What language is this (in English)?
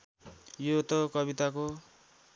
Nepali